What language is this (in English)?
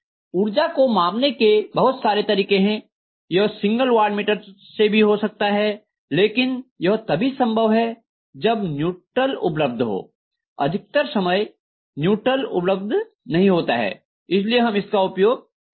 Hindi